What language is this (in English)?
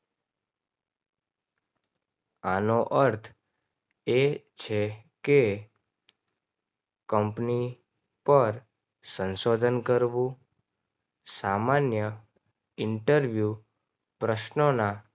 Gujarati